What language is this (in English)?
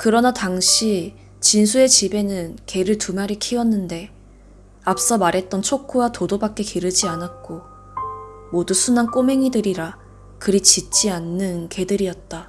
Korean